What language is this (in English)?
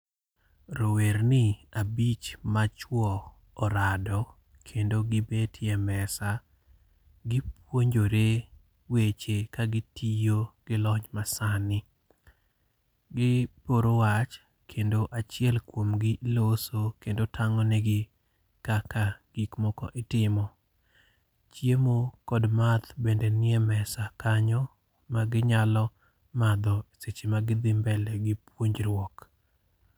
Luo (Kenya and Tanzania)